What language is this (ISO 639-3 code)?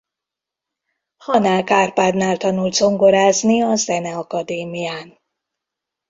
hun